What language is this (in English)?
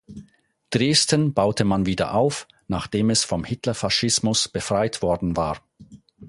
German